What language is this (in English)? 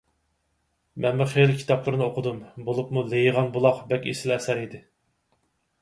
Uyghur